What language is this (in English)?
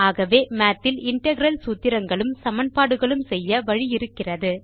Tamil